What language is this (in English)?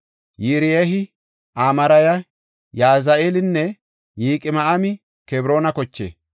Gofa